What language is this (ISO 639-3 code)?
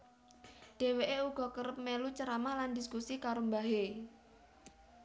jav